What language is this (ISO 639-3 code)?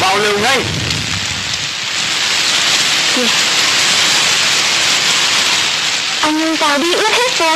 vie